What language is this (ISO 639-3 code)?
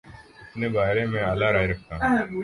urd